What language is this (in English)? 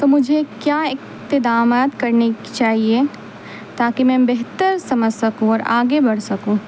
Urdu